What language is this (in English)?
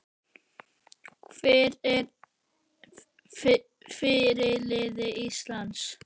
Icelandic